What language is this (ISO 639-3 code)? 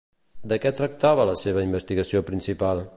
cat